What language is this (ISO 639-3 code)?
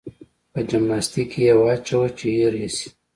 pus